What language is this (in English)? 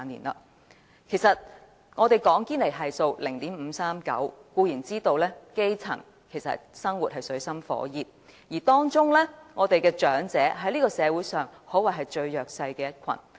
Cantonese